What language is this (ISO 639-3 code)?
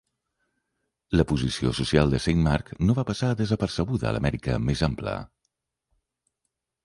cat